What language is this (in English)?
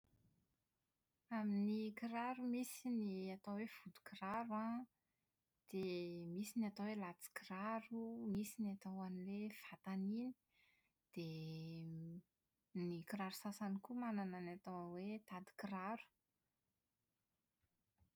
Malagasy